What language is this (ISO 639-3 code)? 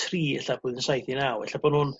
cym